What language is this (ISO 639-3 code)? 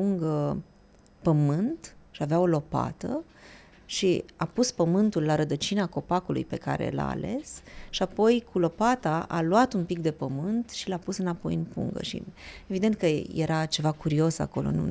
ron